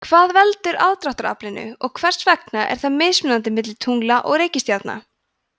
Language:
Icelandic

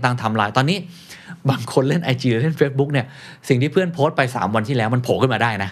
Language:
Thai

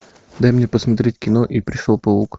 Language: Russian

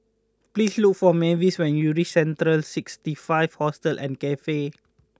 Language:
English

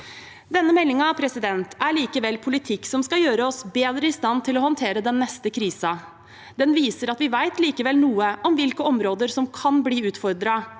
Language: Norwegian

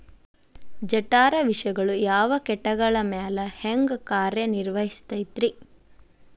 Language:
Kannada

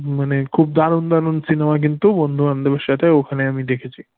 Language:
Bangla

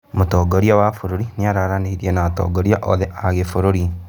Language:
Kikuyu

